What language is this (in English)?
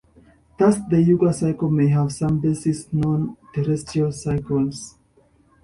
English